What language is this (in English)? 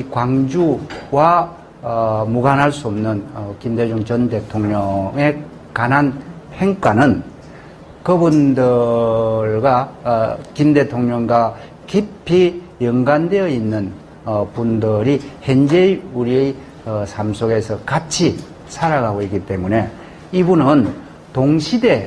Korean